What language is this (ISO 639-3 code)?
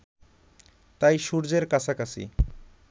ben